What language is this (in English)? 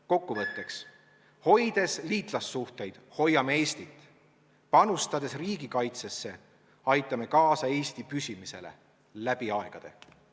Estonian